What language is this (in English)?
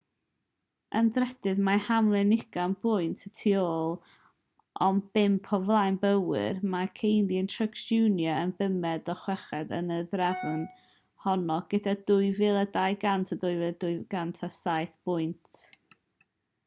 Welsh